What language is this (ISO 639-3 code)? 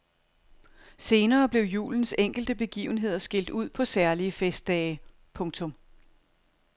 dan